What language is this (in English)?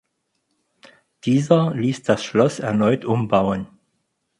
German